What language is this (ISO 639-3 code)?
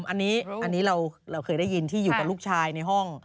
tha